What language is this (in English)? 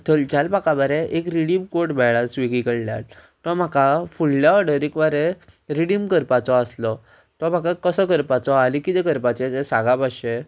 Konkani